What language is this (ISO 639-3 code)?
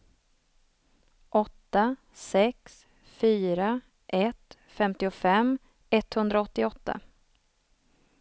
swe